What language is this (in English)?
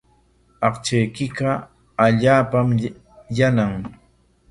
Corongo Ancash Quechua